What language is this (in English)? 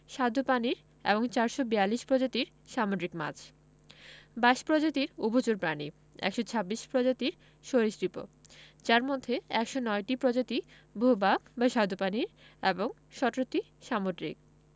Bangla